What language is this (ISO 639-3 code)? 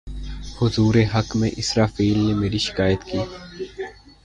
urd